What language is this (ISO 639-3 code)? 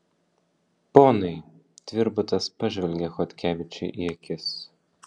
lit